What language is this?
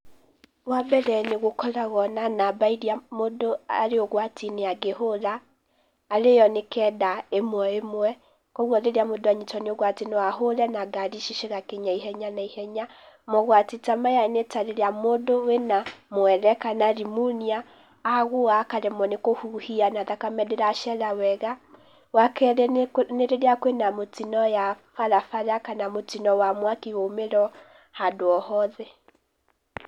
Kikuyu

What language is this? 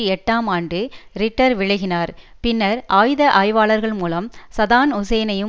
Tamil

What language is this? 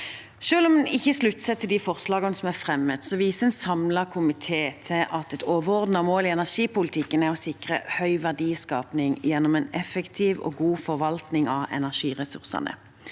Norwegian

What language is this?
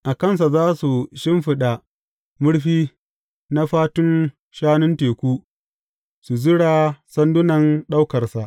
Hausa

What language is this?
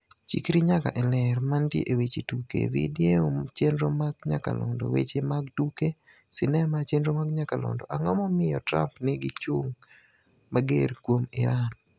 Luo (Kenya and Tanzania)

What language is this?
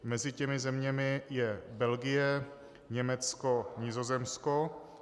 Czech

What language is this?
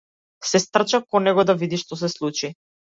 Macedonian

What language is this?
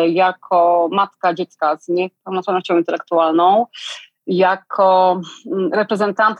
Polish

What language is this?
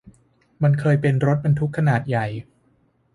Thai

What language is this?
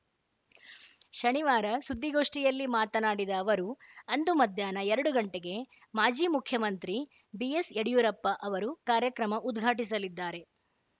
Kannada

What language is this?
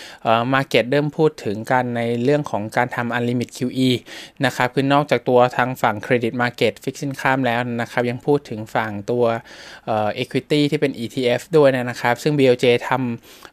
Thai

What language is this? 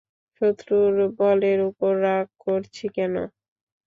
Bangla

